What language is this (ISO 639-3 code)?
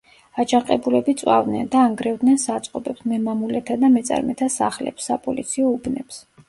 kat